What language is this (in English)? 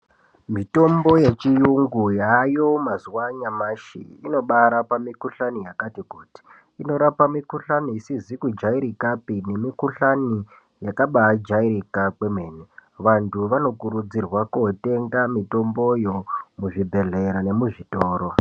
Ndau